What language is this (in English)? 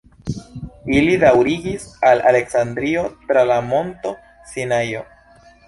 Esperanto